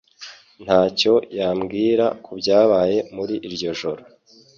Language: Kinyarwanda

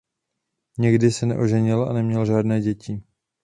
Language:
Czech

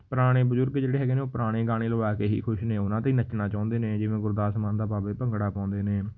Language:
Punjabi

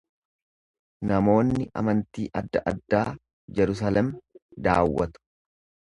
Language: Oromo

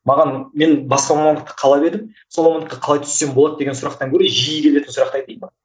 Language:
Kazakh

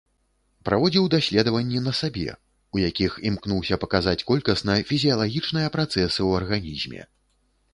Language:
Belarusian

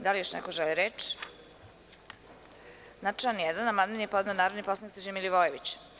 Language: Serbian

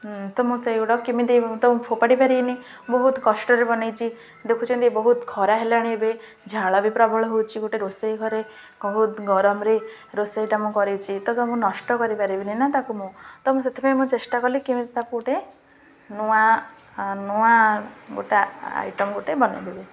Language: Odia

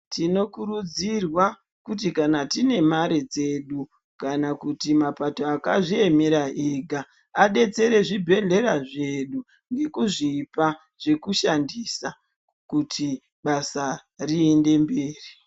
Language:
Ndau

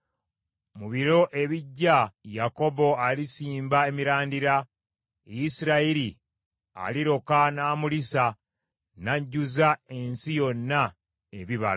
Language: Ganda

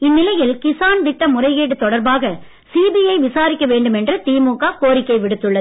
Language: Tamil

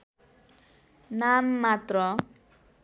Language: Nepali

